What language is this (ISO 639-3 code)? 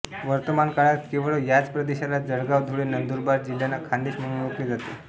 mar